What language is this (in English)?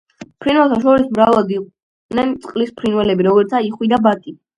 Georgian